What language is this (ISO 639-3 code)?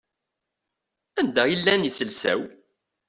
kab